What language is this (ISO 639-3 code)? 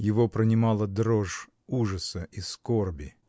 rus